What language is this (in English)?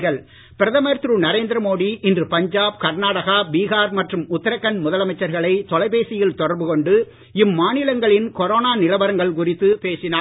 Tamil